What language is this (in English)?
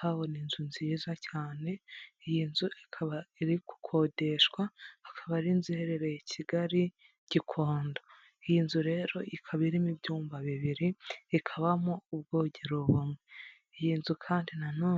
Kinyarwanda